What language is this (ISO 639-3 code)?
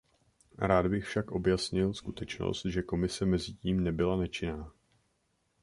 ces